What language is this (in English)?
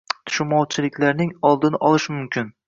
Uzbek